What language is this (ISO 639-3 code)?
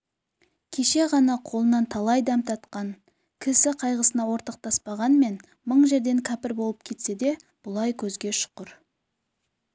kaz